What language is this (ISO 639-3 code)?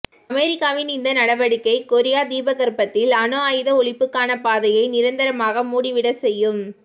tam